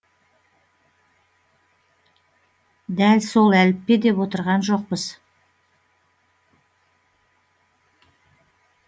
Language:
Kazakh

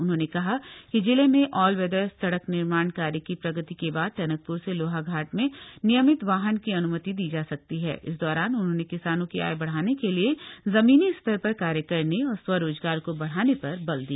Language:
Hindi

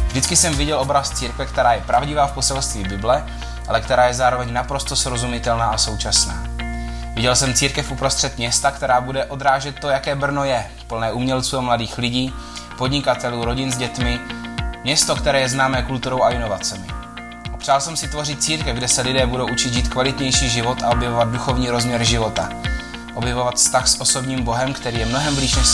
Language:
Czech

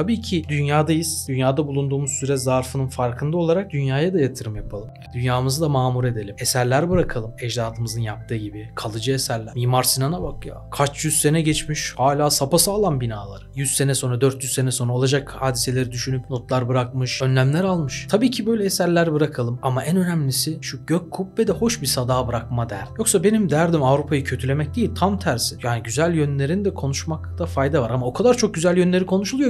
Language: Turkish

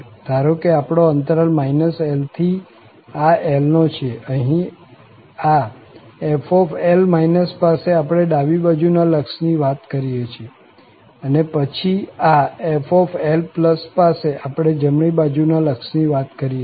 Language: Gujarati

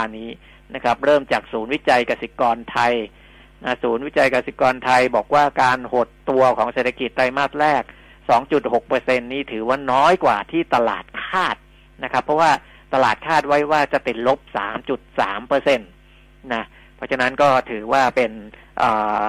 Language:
Thai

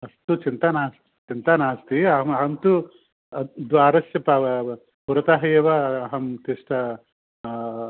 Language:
Sanskrit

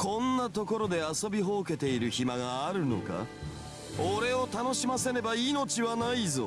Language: Japanese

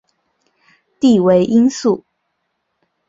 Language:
Chinese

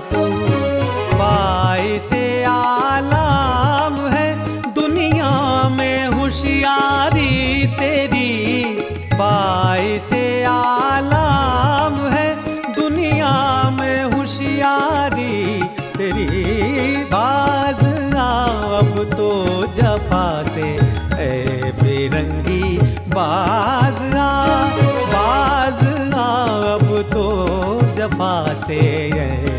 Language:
Hindi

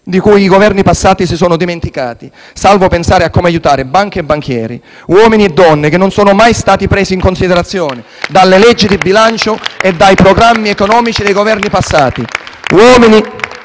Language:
Italian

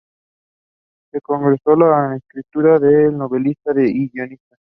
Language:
Spanish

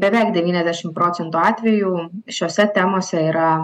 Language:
Lithuanian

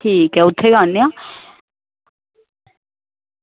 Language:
Dogri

